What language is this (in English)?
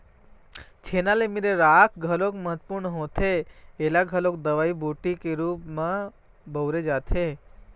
Chhattisgarhi